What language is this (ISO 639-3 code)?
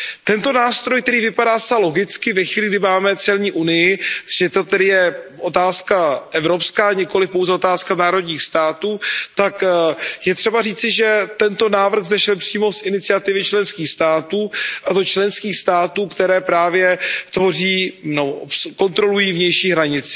ces